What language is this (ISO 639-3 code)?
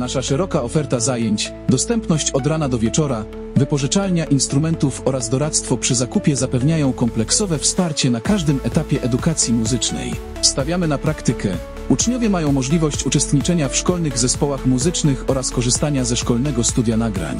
pol